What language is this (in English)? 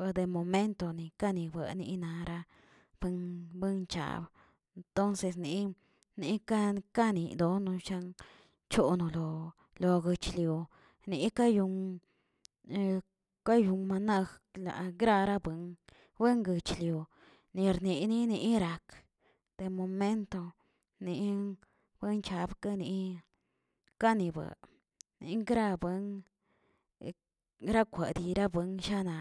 Tilquiapan Zapotec